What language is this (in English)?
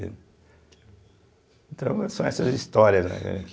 Portuguese